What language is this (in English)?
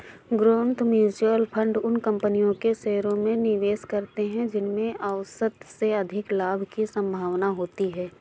Hindi